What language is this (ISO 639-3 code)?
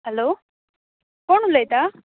kok